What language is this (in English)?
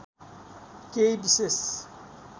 Nepali